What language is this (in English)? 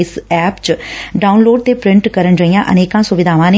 Punjabi